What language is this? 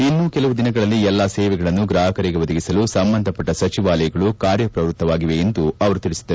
Kannada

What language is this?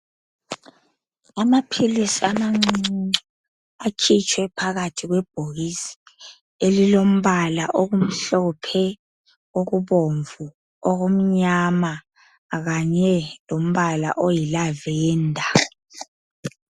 North Ndebele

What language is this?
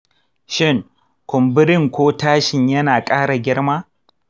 Hausa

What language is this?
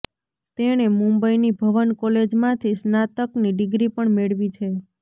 Gujarati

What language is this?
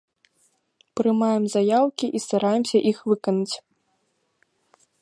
Belarusian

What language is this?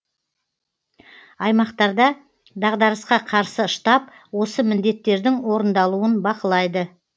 Kazakh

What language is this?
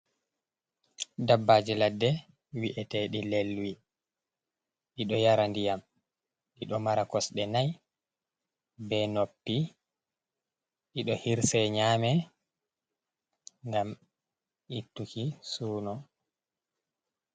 Fula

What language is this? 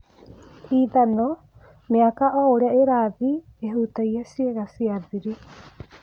Kikuyu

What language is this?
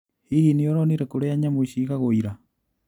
Kikuyu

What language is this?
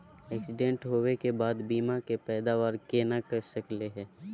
Magahi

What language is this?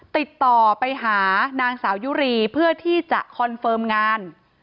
Thai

